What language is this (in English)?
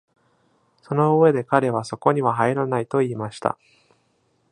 Japanese